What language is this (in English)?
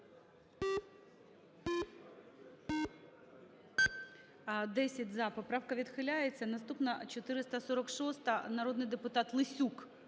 Ukrainian